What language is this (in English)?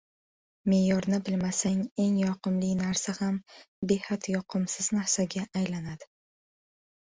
Uzbek